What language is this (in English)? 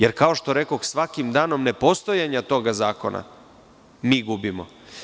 Serbian